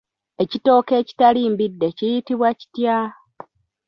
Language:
Ganda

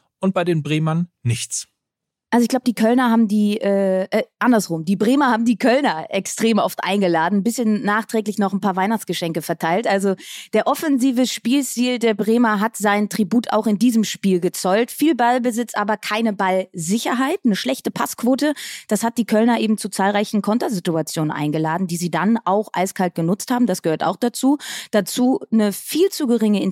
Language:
German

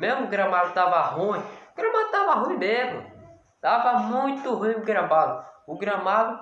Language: Portuguese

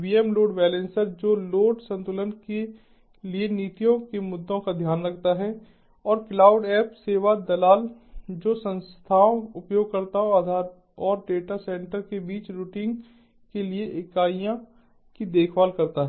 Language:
Hindi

